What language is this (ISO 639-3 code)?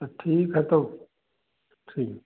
hin